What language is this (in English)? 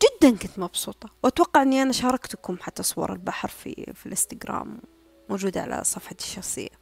Arabic